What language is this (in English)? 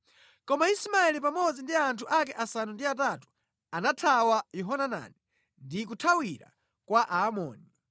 Nyanja